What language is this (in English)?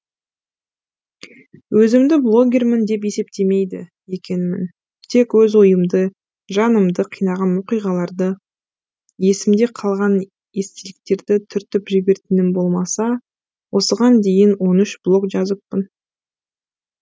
Kazakh